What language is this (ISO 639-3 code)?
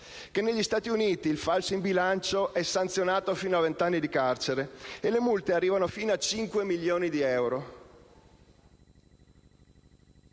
ita